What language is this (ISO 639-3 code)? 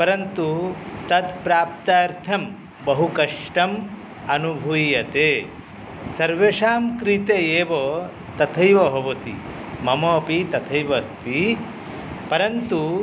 san